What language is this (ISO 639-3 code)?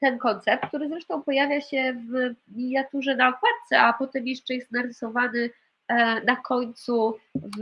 pol